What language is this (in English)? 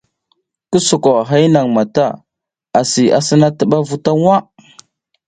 South Giziga